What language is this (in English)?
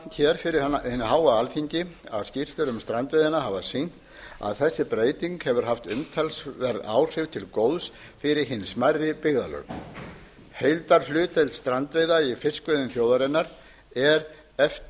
Icelandic